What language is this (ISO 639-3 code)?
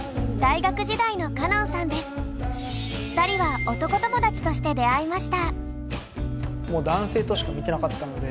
jpn